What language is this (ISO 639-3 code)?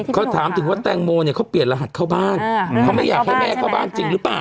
tha